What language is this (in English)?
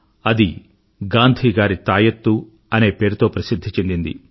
Telugu